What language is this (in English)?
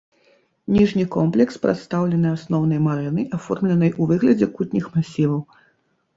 Belarusian